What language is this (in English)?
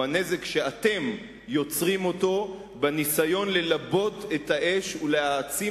Hebrew